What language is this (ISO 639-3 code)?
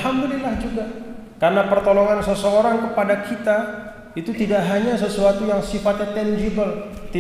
ind